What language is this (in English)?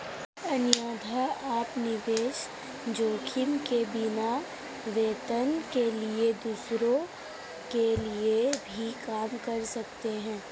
Hindi